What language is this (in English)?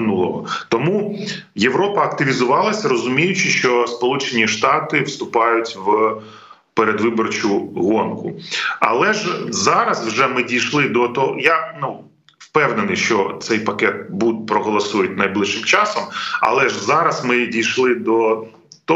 Ukrainian